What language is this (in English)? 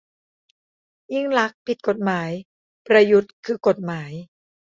Thai